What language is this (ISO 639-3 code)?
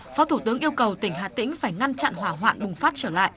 vie